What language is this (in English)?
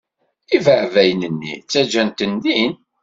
Kabyle